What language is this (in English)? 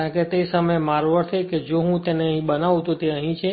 Gujarati